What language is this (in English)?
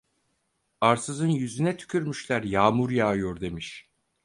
Turkish